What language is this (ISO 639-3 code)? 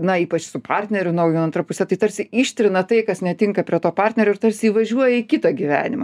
lit